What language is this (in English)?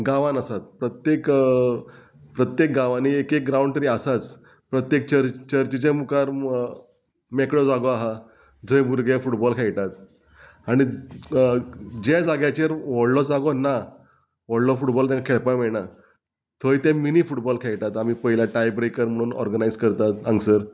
Konkani